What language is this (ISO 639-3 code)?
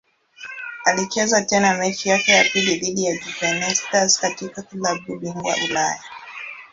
swa